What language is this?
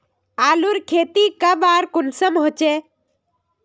Magahi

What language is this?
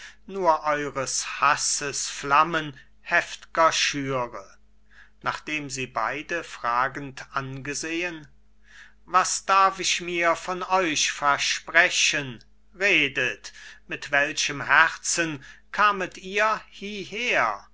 German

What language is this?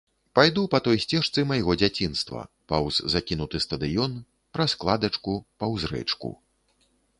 Belarusian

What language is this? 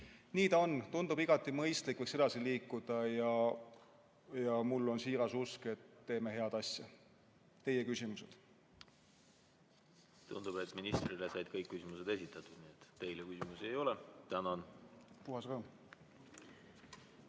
Estonian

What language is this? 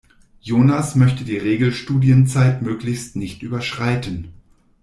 German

